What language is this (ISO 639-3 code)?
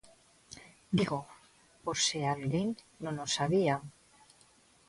glg